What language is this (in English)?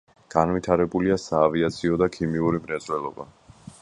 Georgian